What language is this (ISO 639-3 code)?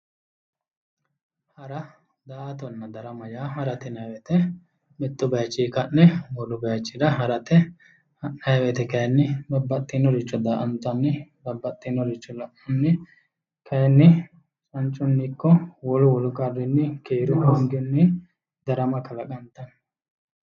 sid